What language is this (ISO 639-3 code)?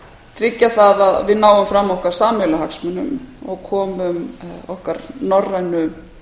isl